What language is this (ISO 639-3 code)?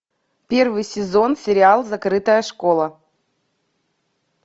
rus